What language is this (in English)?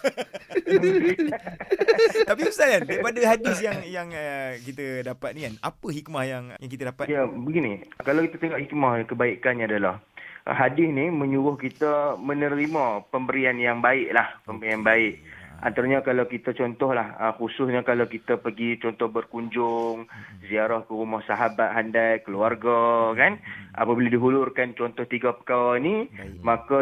Malay